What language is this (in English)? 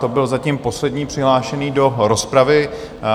Czech